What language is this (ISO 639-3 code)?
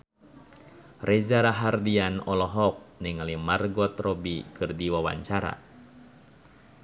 sun